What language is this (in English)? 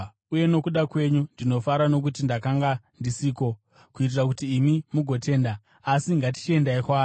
Shona